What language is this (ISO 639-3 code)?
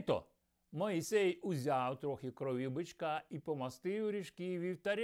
ukr